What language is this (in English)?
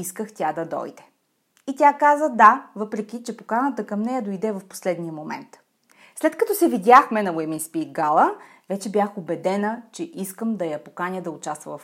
Bulgarian